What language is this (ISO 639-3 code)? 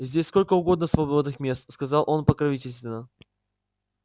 rus